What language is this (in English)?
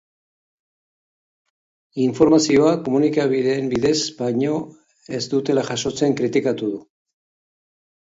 Basque